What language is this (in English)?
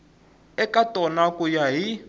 Tsonga